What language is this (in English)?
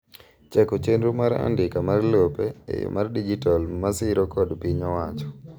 Luo (Kenya and Tanzania)